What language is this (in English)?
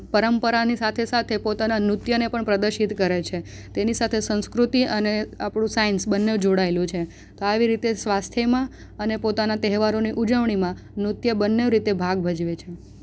Gujarati